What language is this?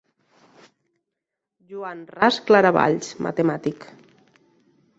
Catalan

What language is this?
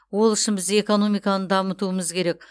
Kazakh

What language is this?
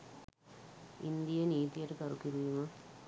Sinhala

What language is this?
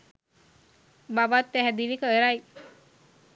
Sinhala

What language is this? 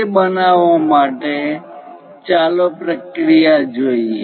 Gujarati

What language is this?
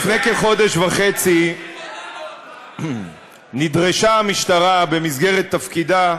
Hebrew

